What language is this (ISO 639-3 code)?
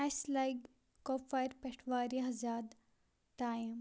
kas